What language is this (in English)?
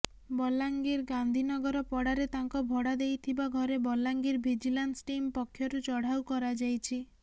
Odia